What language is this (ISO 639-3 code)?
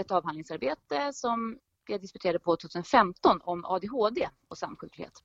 swe